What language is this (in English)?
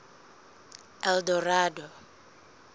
Southern Sotho